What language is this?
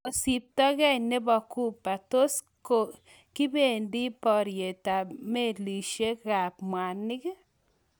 Kalenjin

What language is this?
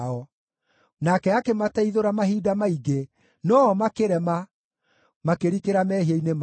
Kikuyu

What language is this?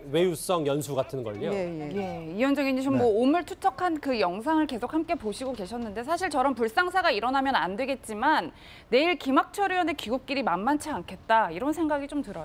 Korean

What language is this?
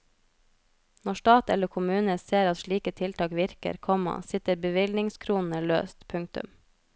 Norwegian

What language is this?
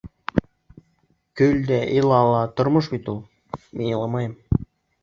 Bashkir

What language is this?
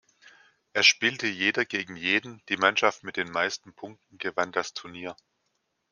German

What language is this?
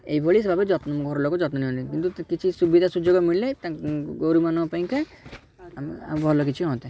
Odia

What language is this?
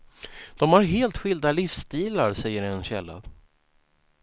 Swedish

